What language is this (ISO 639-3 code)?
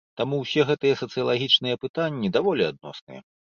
bel